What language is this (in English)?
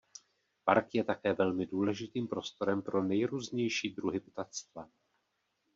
Czech